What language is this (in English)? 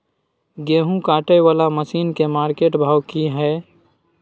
Maithili